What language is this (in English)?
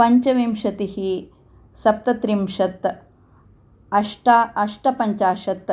Sanskrit